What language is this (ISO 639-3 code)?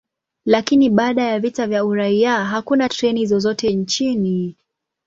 swa